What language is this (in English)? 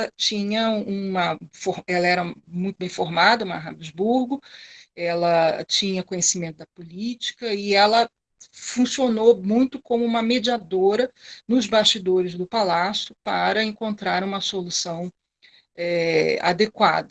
Portuguese